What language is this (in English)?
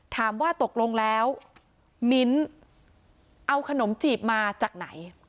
Thai